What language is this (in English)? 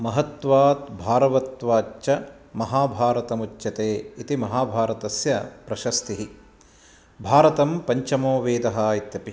Sanskrit